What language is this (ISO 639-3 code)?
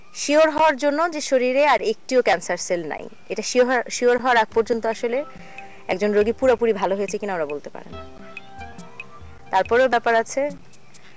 ben